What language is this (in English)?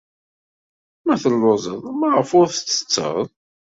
Kabyle